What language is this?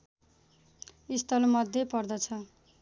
Nepali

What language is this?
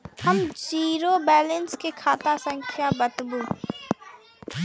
Maithili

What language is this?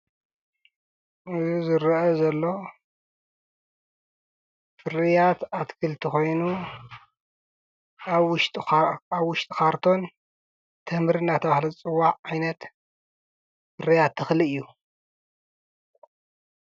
Tigrinya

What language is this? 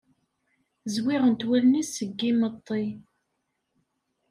Kabyle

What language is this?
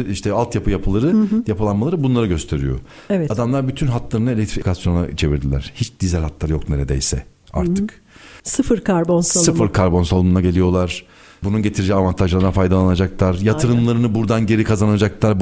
Turkish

